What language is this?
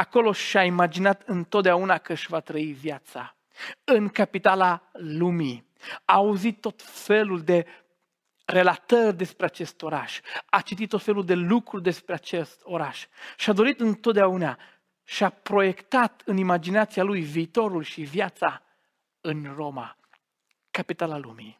Romanian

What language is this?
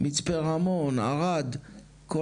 Hebrew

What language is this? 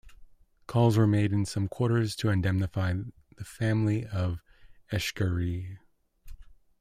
English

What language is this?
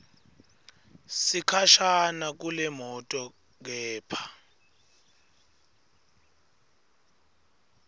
Swati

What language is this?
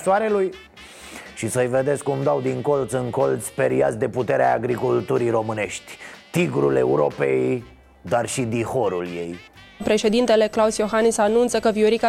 Romanian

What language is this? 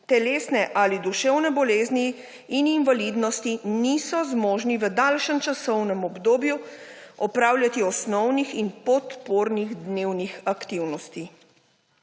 Slovenian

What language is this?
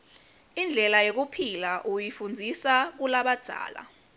Swati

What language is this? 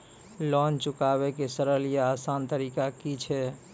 Maithili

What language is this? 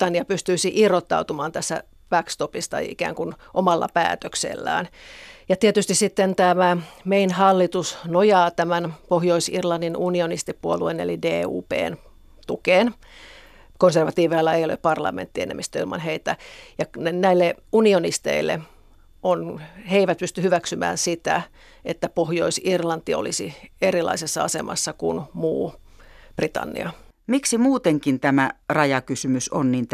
Finnish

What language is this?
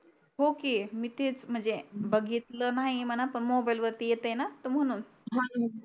Marathi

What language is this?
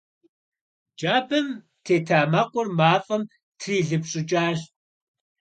Kabardian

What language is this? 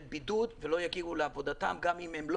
Hebrew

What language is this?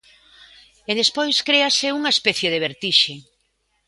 Galician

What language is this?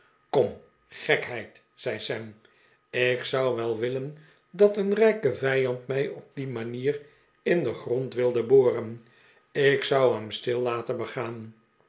Dutch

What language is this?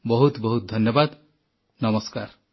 Odia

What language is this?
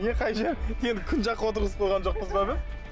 Kazakh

